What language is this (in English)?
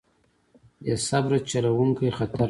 Pashto